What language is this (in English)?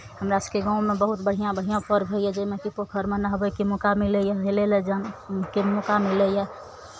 Maithili